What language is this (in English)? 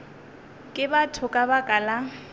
Northern Sotho